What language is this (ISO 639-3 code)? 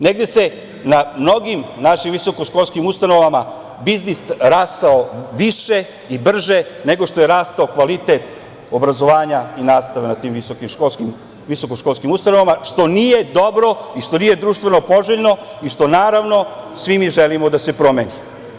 srp